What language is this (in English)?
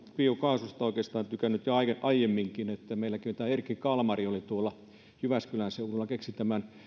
Finnish